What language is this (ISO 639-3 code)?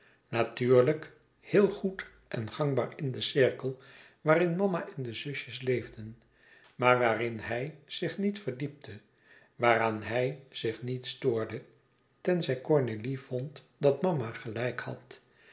nld